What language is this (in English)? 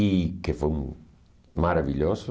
Portuguese